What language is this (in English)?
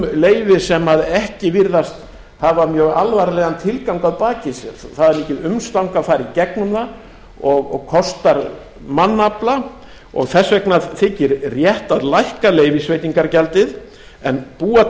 Icelandic